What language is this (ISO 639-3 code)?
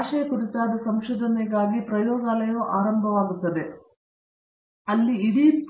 kan